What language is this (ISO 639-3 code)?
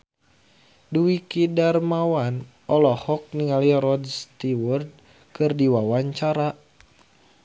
sun